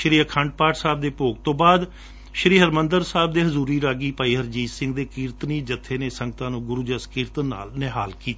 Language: Punjabi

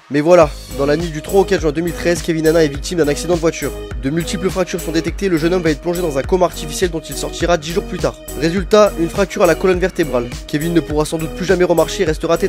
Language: French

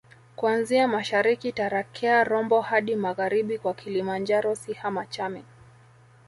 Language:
Swahili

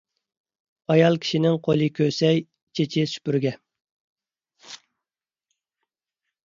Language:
Uyghur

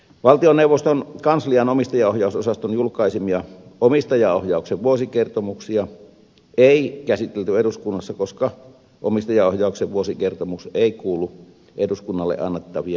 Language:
Finnish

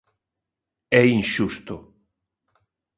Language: Galician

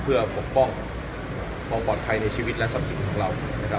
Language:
Thai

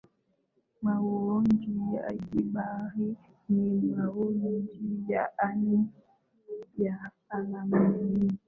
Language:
Swahili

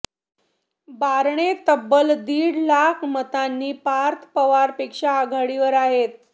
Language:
Marathi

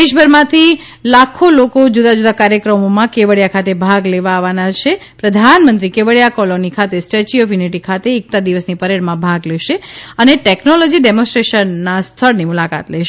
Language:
Gujarati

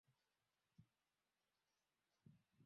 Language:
Swahili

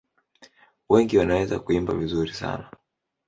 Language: Swahili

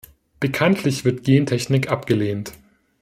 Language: German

